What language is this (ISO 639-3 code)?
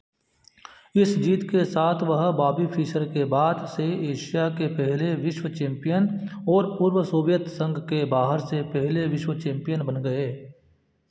hin